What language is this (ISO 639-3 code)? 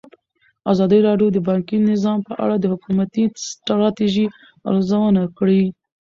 pus